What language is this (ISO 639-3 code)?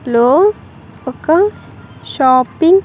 tel